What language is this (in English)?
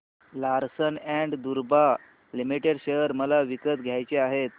Marathi